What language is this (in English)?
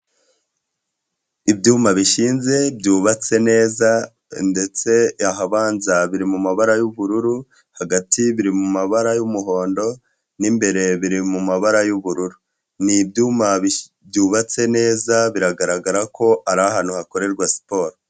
Kinyarwanda